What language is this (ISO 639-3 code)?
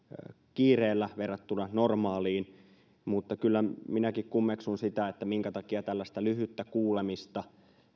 fin